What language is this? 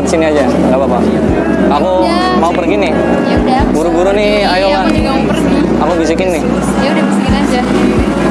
Indonesian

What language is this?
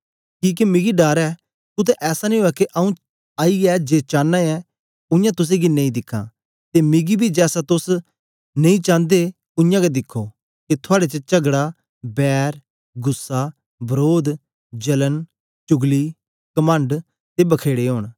Dogri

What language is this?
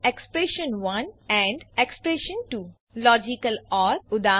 Gujarati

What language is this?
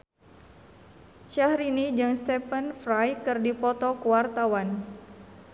Sundanese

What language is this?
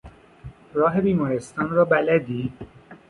Persian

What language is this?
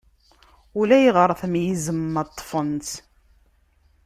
Kabyle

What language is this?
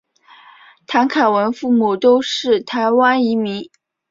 Chinese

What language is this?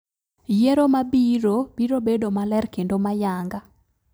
Luo (Kenya and Tanzania)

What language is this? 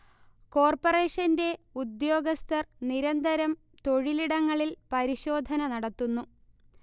Malayalam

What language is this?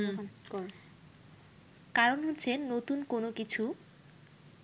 Bangla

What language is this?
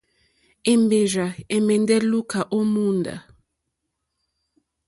Mokpwe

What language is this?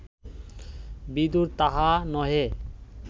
Bangla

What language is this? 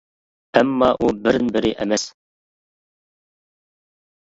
Uyghur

